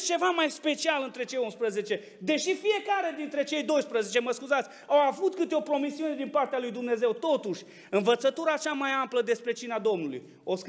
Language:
Romanian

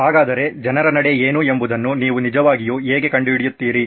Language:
Kannada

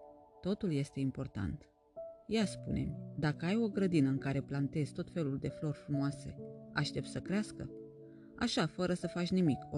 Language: Romanian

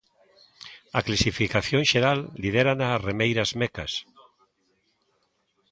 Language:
Galician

